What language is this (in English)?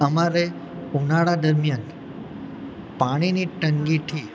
Gujarati